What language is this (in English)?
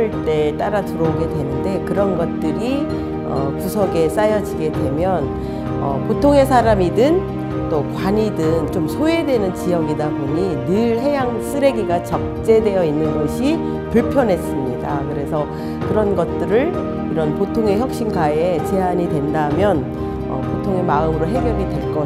Korean